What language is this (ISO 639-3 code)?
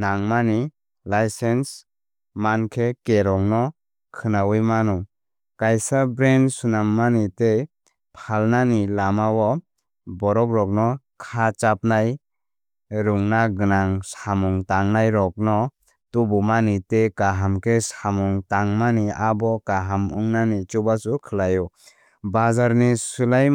trp